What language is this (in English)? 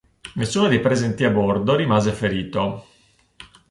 Italian